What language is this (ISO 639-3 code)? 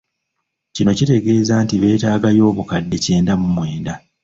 lug